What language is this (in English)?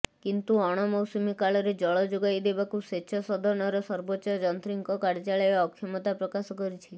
Odia